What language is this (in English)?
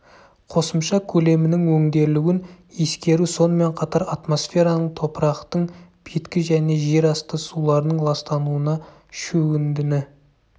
Kazakh